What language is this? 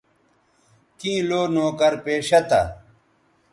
Bateri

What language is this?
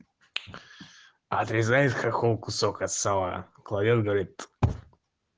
Russian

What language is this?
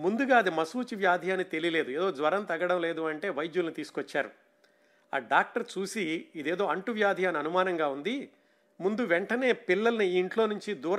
Telugu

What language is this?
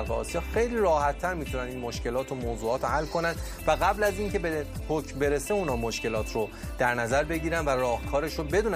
Persian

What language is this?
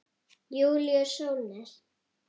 Icelandic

